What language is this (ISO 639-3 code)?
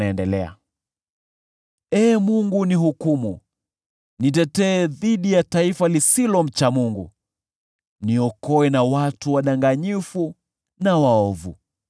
swa